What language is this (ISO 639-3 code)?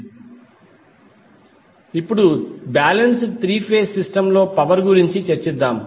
tel